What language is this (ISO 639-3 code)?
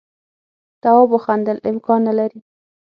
pus